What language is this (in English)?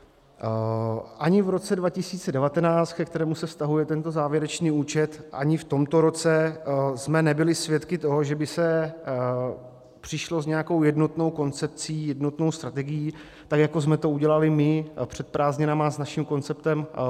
Czech